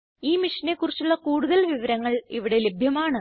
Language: Malayalam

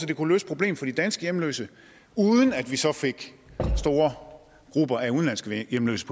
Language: Danish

